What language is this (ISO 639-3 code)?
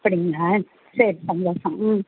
tam